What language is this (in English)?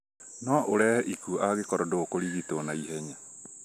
Kikuyu